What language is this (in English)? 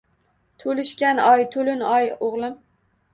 Uzbek